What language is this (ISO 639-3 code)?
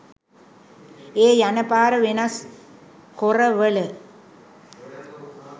sin